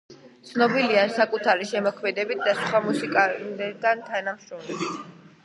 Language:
Georgian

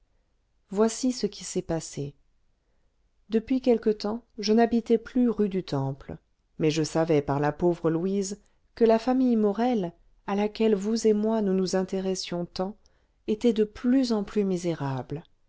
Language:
French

